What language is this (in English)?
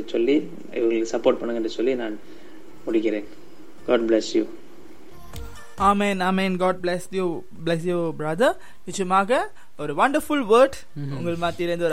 Tamil